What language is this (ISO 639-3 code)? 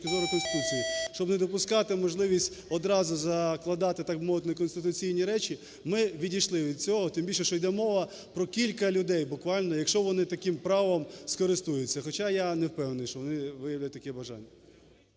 ukr